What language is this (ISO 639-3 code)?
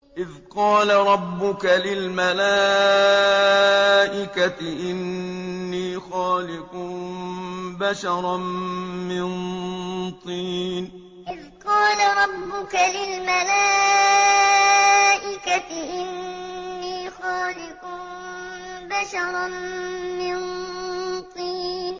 ara